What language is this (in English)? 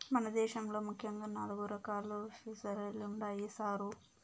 Telugu